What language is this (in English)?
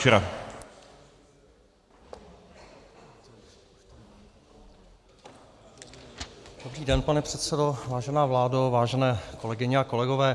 Czech